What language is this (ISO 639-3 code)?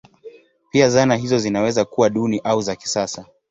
swa